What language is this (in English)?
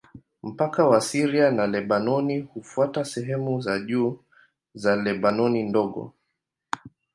Swahili